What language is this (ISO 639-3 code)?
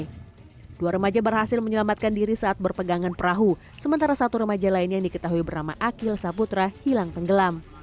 ind